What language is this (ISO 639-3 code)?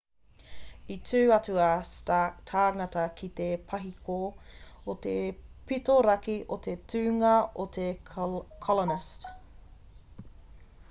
mri